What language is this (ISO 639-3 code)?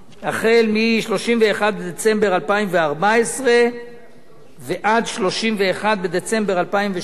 heb